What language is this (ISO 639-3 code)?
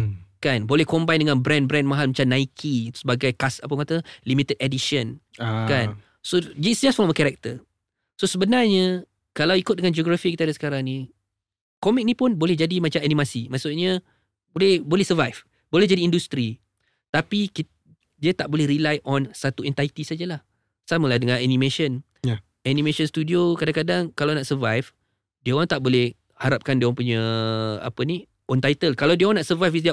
msa